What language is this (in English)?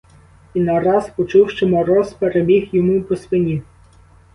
Ukrainian